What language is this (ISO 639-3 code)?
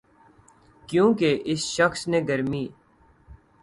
urd